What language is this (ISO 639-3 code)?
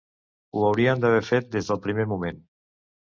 cat